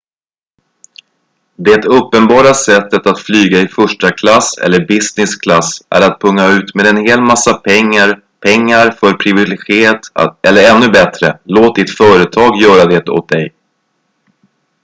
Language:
Swedish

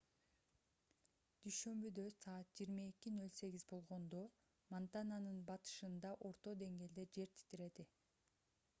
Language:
Kyrgyz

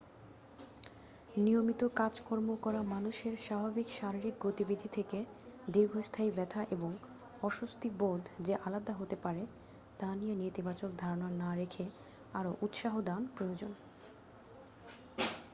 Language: Bangla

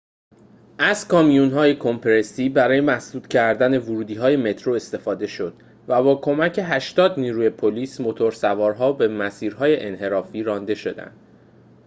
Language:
Persian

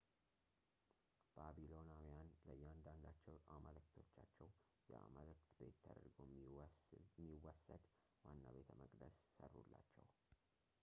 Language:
Amharic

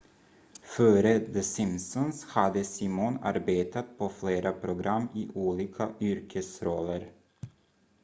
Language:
Swedish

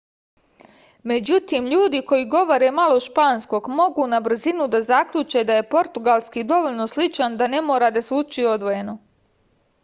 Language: Serbian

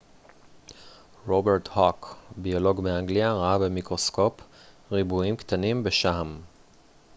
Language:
Hebrew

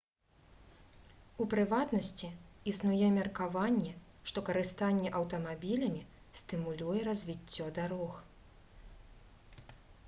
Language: Belarusian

